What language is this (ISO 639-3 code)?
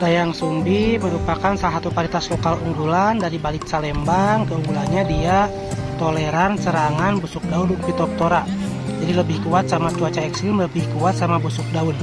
ind